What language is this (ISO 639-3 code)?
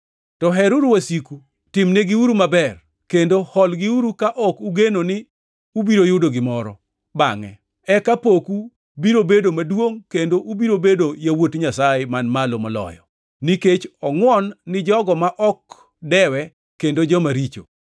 luo